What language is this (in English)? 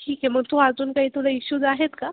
Marathi